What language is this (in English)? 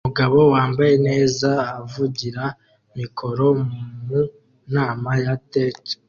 Kinyarwanda